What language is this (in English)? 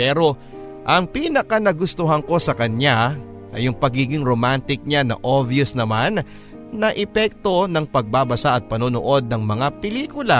Filipino